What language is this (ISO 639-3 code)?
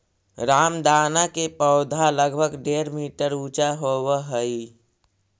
mag